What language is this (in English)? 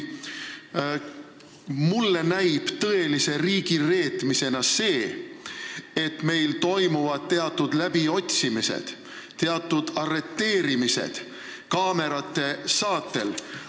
Estonian